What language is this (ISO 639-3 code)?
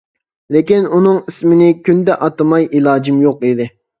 uig